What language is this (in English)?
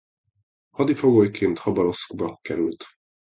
Hungarian